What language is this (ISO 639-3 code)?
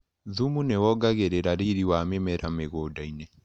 kik